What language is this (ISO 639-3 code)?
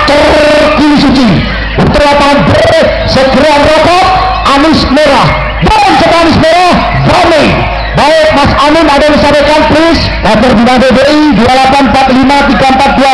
ind